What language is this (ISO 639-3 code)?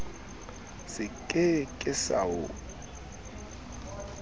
sot